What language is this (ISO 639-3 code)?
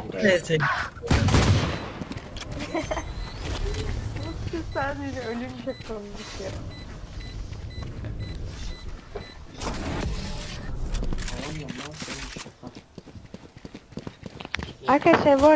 tur